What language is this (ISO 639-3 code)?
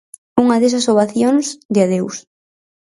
glg